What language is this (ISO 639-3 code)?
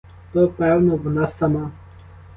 ukr